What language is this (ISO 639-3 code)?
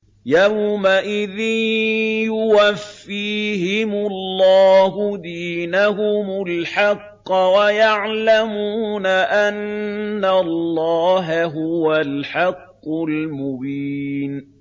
ara